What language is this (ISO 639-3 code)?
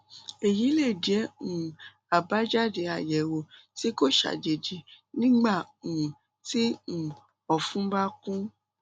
yor